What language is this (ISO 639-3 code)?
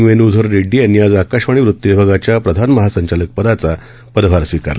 mar